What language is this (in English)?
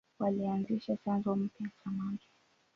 Swahili